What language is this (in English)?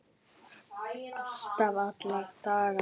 Icelandic